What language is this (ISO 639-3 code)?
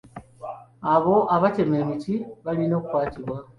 lug